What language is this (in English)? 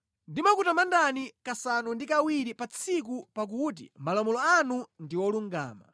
Nyanja